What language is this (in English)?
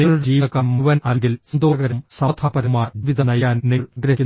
Malayalam